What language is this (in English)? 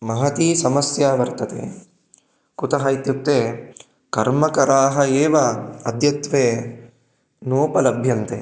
Sanskrit